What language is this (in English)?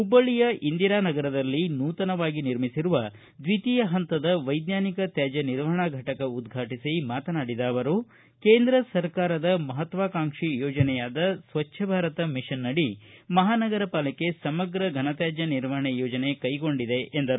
Kannada